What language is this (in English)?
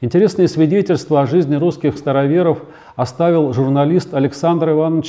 Russian